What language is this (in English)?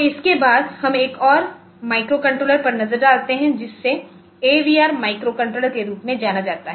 Hindi